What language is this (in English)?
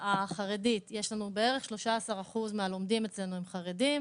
Hebrew